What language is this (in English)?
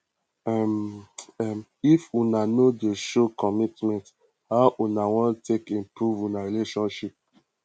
Nigerian Pidgin